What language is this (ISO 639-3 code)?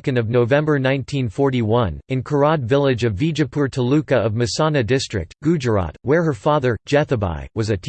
eng